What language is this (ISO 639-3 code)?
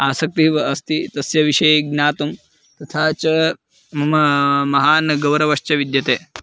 san